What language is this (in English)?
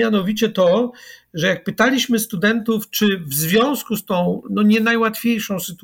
Polish